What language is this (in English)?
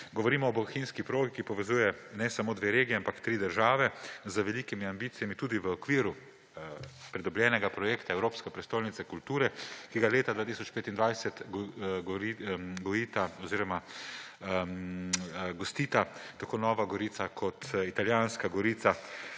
Slovenian